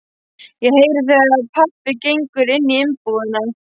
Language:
Icelandic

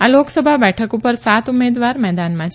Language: Gujarati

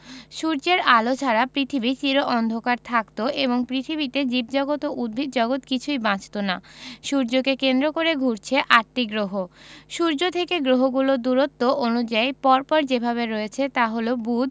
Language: Bangla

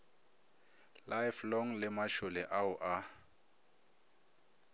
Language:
Northern Sotho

